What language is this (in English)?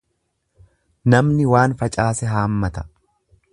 Oromo